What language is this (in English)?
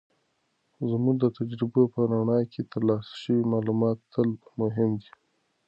Pashto